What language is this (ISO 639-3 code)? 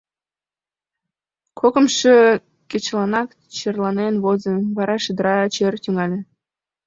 chm